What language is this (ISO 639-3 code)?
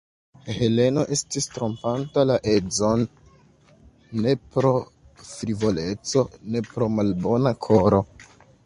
epo